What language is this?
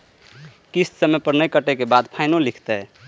Maithili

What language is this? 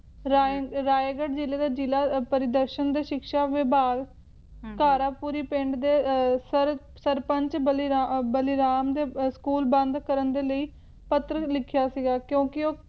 Punjabi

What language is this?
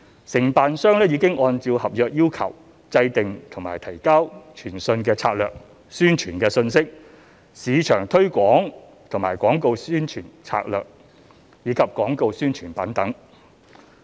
Cantonese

